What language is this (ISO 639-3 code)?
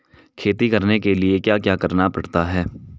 hin